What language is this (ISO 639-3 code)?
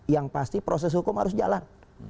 ind